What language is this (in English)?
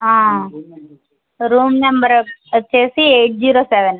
Telugu